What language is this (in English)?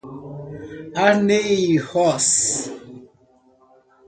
Portuguese